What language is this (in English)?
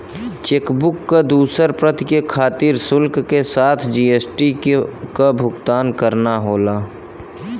Bhojpuri